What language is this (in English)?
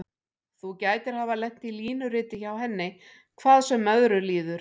Icelandic